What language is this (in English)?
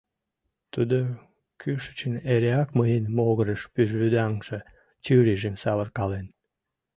Mari